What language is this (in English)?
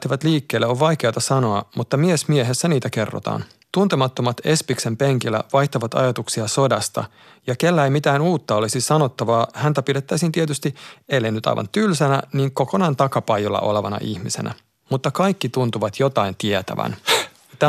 Finnish